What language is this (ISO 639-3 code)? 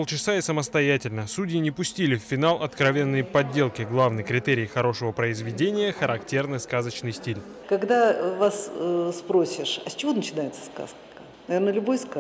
rus